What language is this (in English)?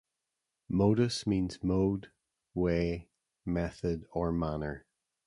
English